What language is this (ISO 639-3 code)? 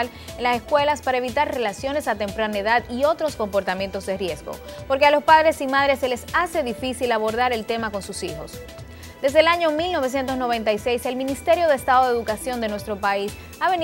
spa